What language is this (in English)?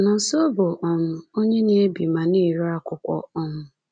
Igbo